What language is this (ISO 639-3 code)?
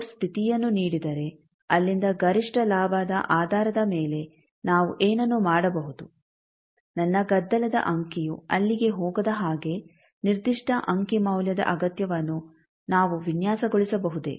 kan